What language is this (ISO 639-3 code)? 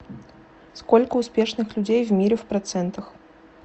rus